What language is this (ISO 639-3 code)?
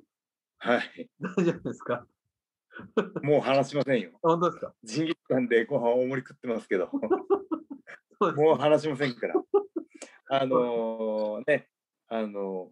jpn